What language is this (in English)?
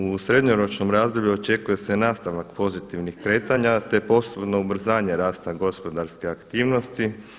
Croatian